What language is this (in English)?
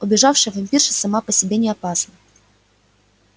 Russian